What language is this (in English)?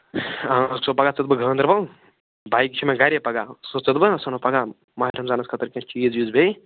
Kashmiri